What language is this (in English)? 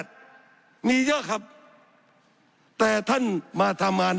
Thai